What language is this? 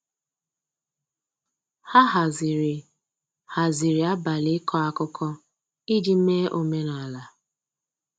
Igbo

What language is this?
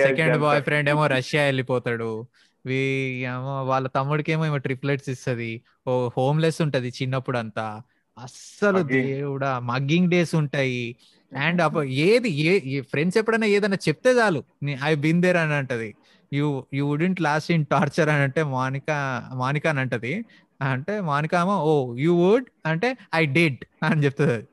Telugu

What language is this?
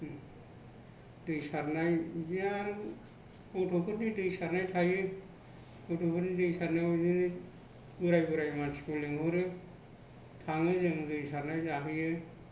Bodo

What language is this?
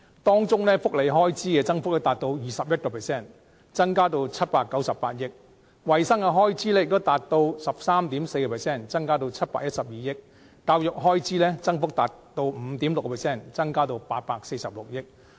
Cantonese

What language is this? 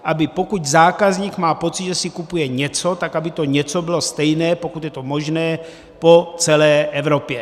Czech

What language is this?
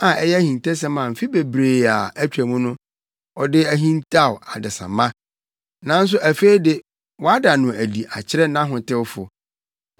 Akan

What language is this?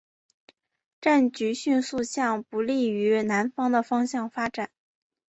Chinese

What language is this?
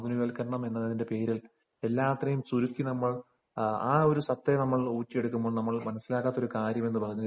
Malayalam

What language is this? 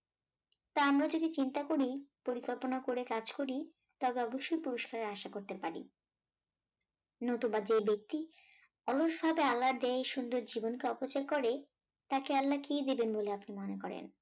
Bangla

